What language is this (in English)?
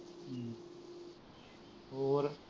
Punjabi